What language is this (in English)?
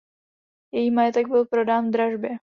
Czech